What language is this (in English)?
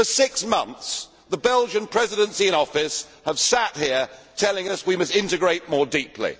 English